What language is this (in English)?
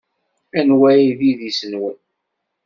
Kabyle